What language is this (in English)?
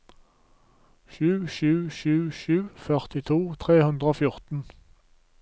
Norwegian